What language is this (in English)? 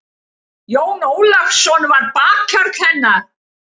Icelandic